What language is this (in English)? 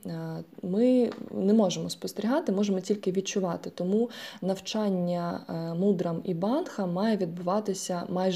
Ukrainian